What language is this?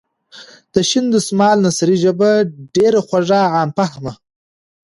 Pashto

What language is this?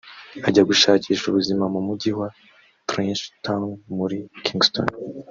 Kinyarwanda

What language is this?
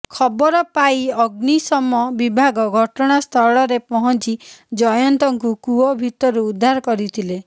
Odia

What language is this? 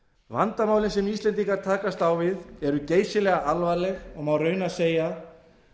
Icelandic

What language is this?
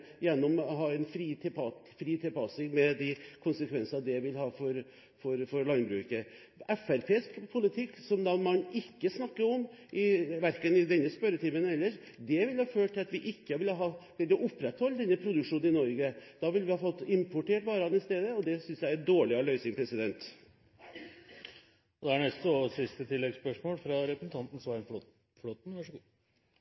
Norwegian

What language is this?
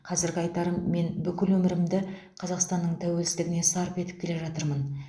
Kazakh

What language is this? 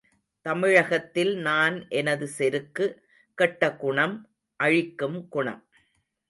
Tamil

